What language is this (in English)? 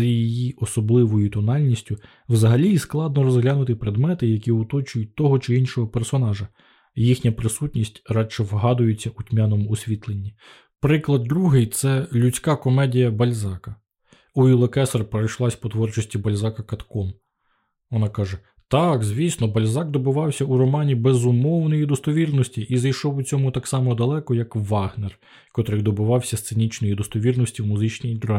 Ukrainian